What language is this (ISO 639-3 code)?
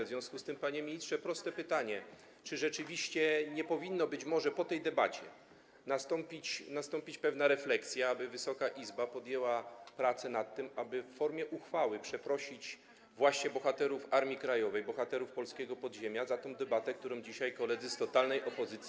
pol